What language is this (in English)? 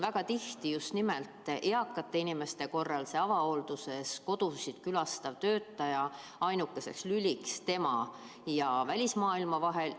Estonian